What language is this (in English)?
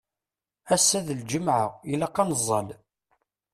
Kabyle